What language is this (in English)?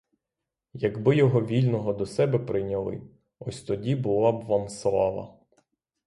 Ukrainian